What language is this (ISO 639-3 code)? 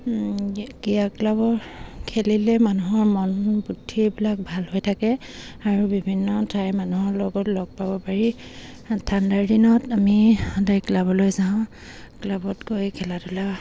asm